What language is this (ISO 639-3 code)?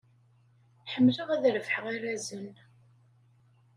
kab